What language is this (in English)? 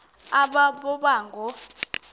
Xhosa